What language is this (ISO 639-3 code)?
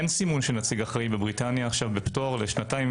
heb